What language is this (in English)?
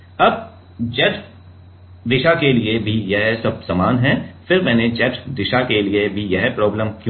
Hindi